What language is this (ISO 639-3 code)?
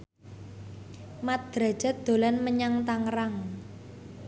jav